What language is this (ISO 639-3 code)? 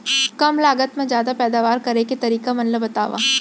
hne